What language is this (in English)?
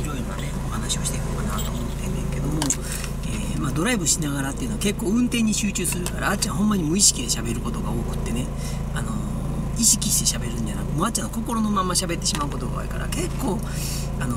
Japanese